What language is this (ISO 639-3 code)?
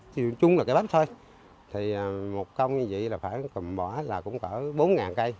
vie